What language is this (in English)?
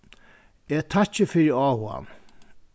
Faroese